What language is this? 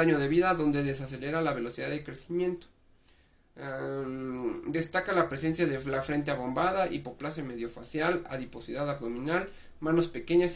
Spanish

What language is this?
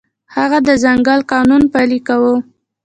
Pashto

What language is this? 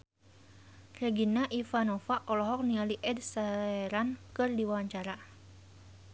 Sundanese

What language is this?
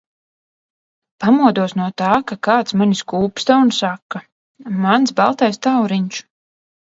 Latvian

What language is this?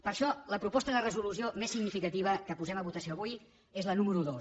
Catalan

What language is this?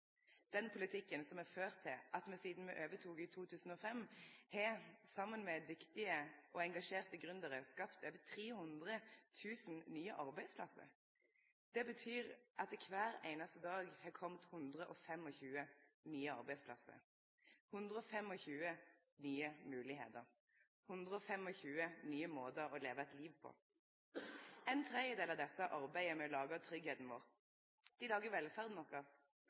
Norwegian Nynorsk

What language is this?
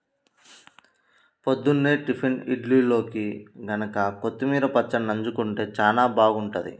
Telugu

